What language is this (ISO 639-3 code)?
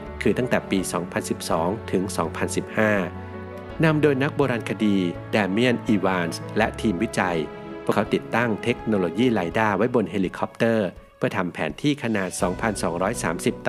tha